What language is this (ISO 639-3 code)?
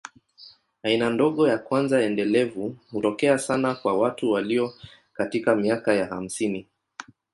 swa